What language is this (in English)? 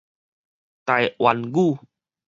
Min Nan Chinese